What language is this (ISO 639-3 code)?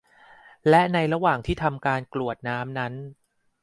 tha